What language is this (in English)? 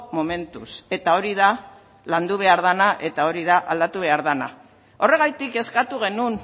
Basque